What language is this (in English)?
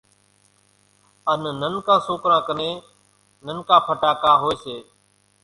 Kachi Koli